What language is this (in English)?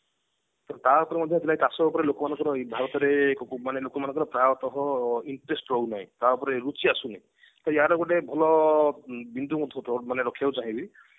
Odia